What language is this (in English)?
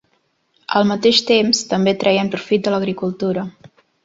Catalan